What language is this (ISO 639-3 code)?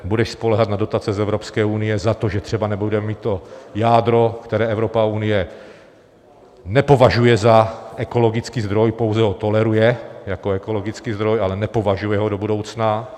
ces